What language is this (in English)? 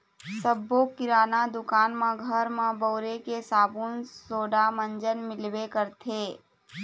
Chhattisgarhi